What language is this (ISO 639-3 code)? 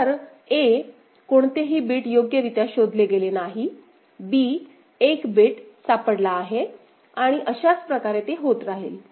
mar